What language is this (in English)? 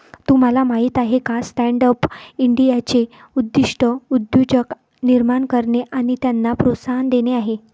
Marathi